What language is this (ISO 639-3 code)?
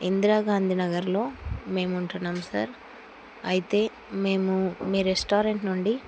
tel